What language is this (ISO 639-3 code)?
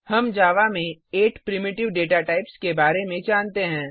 hin